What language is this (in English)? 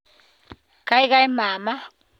Kalenjin